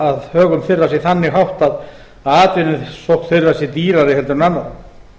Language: Icelandic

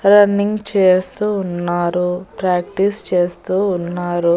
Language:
Telugu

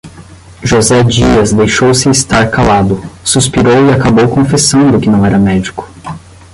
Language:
Portuguese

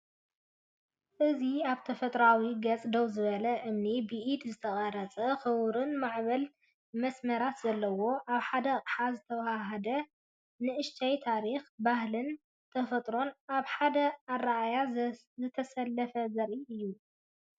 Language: Tigrinya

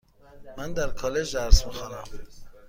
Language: Persian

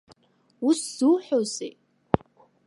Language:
Abkhazian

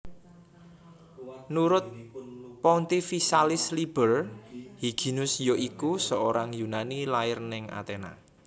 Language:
Javanese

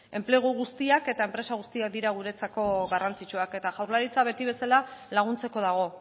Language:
Basque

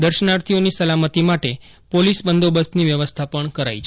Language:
Gujarati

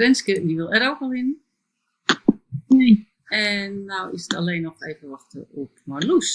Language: Dutch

